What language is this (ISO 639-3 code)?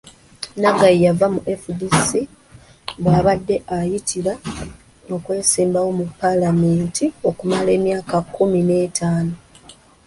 lug